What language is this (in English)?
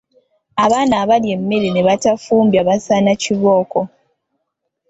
Ganda